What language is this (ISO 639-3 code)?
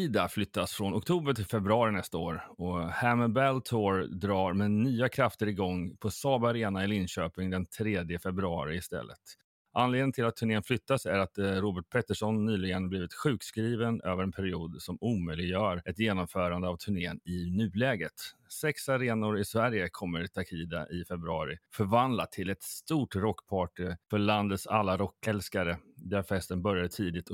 swe